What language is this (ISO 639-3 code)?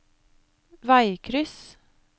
nor